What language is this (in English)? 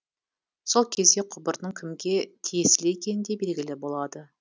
Kazakh